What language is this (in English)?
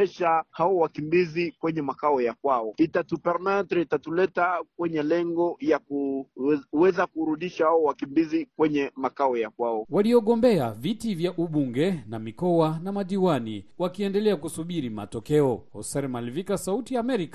Swahili